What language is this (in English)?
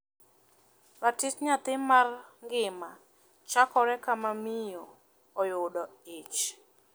Luo (Kenya and Tanzania)